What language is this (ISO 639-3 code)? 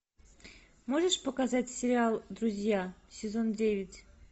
rus